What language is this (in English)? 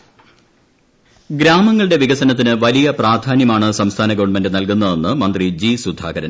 Malayalam